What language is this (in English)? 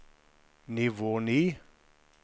Norwegian